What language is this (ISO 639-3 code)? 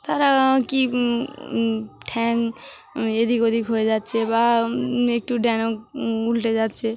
ben